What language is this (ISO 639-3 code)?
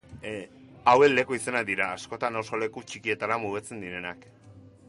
eus